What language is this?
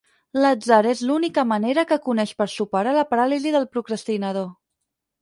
Catalan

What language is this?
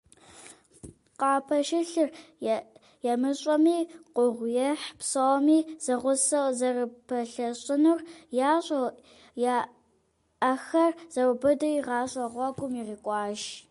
Kabardian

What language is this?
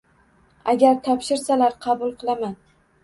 Uzbek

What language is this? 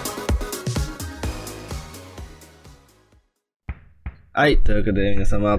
Japanese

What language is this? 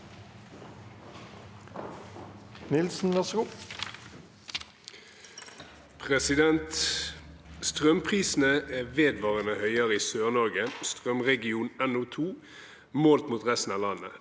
Norwegian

